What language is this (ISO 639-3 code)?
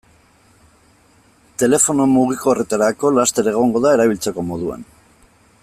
eus